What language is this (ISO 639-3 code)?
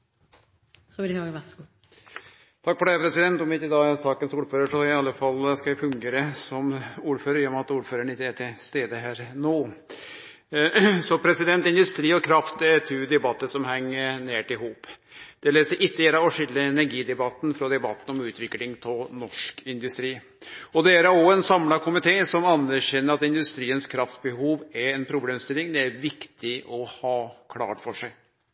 nno